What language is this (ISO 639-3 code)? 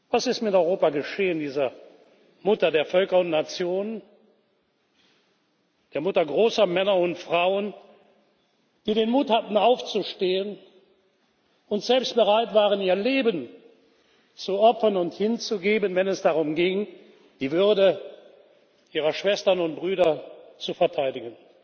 deu